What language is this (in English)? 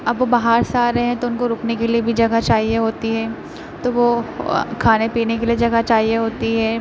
Urdu